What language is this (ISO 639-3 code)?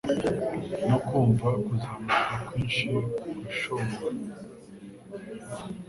kin